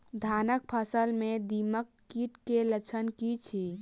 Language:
Maithili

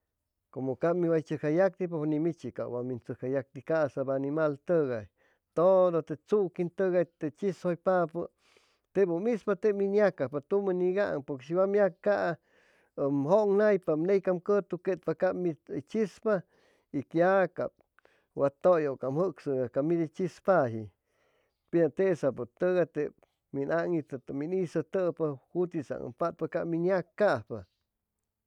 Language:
Chimalapa Zoque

